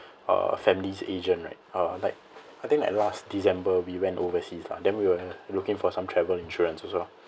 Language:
English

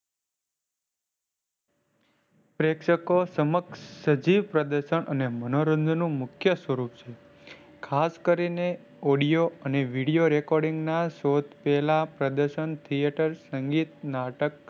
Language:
Gujarati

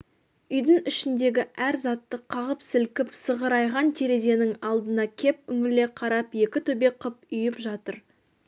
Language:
Kazakh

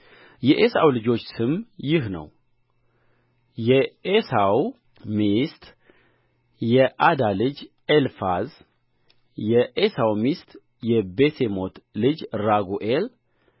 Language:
Amharic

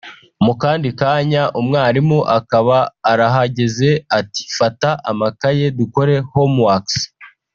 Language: Kinyarwanda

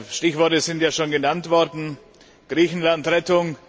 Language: German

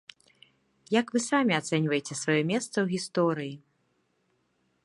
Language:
Belarusian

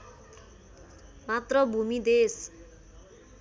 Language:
Nepali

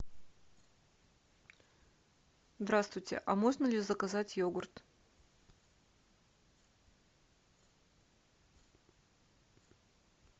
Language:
Russian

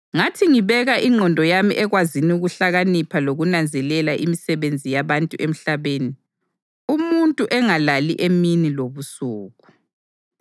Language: North Ndebele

